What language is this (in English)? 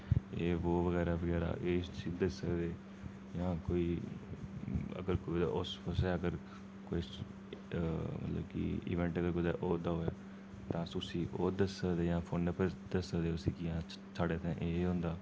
Dogri